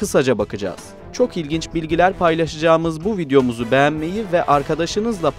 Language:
Turkish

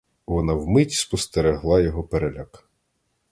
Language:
Ukrainian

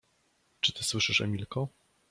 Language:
Polish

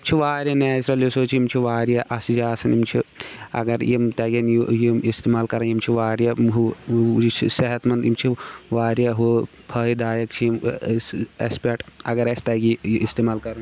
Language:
Kashmiri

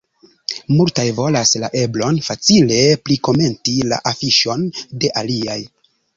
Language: Esperanto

